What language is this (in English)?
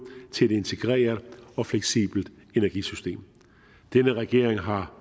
Danish